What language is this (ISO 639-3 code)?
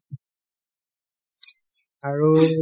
asm